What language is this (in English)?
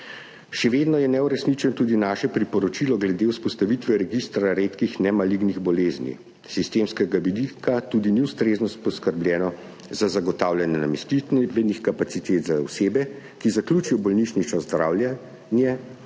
Slovenian